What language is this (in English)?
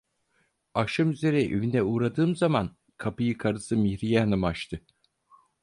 Turkish